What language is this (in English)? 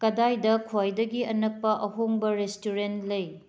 Manipuri